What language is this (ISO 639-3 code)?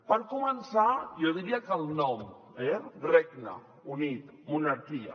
cat